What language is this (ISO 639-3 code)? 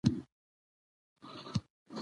pus